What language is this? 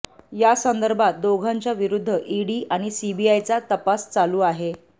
Marathi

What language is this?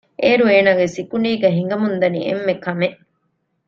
Divehi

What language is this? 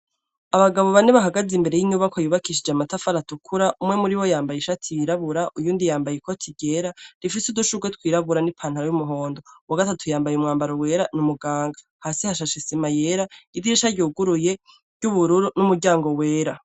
Rundi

